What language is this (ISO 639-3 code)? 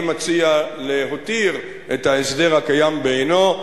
heb